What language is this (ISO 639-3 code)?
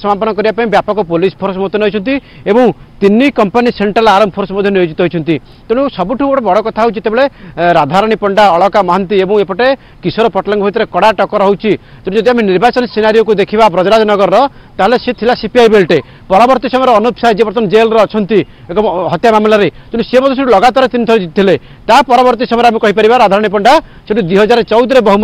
ron